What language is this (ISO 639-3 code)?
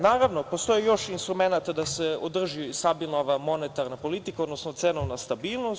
srp